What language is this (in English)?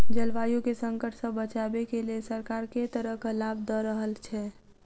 Maithili